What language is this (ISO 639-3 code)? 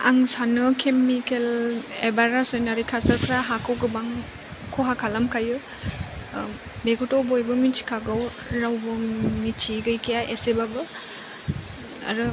brx